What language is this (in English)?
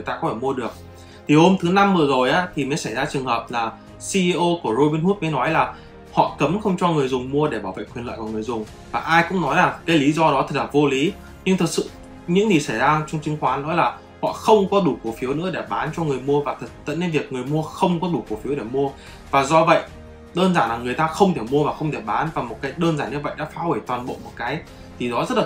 Vietnamese